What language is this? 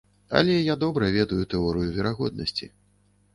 Belarusian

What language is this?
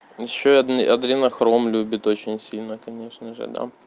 Russian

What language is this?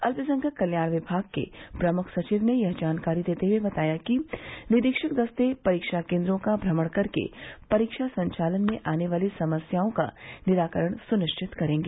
Hindi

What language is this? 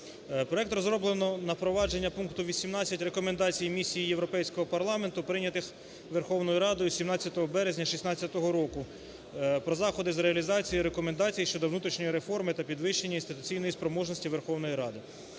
Ukrainian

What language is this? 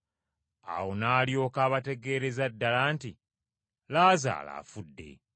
Ganda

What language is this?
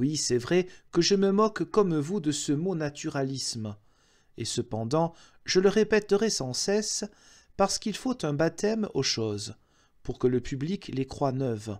French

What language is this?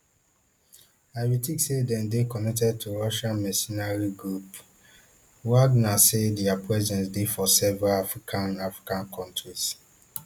Nigerian Pidgin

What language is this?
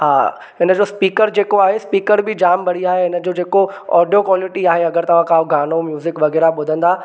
Sindhi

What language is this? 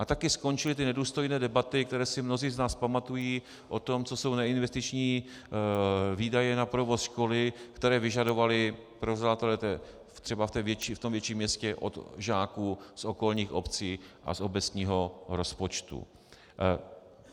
Czech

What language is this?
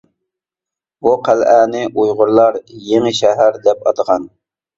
Uyghur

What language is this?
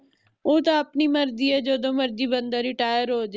Punjabi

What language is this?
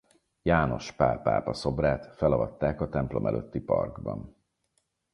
Hungarian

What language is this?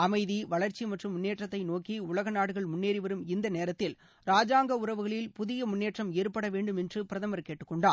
Tamil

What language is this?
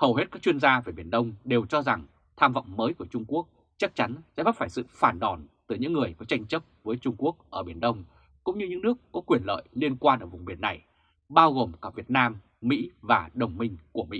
Vietnamese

